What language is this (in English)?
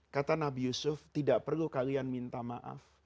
Indonesian